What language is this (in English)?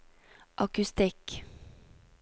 Norwegian